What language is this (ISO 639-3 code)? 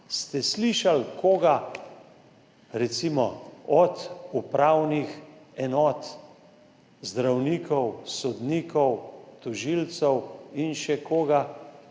slv